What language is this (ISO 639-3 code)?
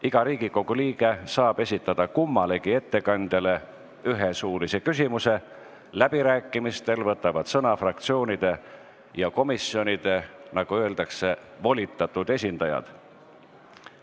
est